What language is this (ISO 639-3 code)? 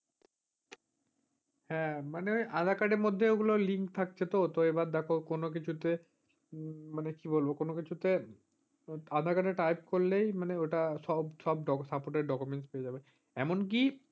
ben